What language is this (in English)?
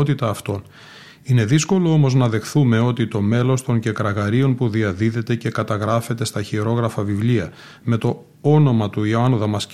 Greek